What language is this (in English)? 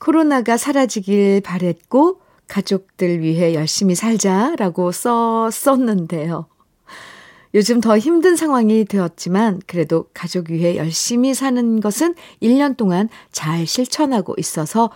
Korean